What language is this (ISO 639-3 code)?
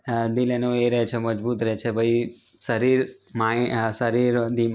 guj